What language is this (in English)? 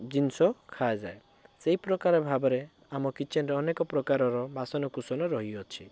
Odia